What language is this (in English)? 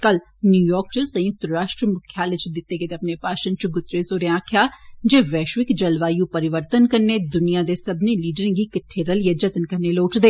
Dogri